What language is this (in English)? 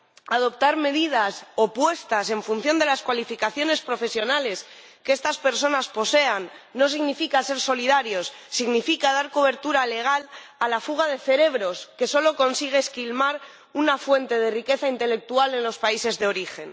Spanish